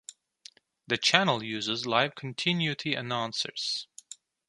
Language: English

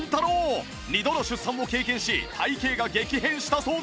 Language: Japanese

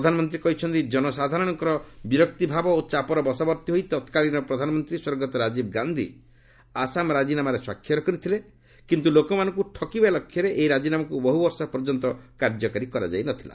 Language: Odia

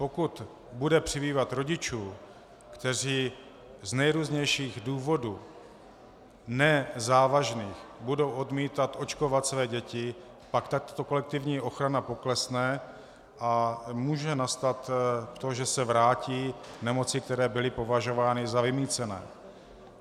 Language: Czech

